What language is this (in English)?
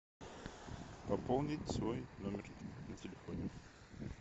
Russian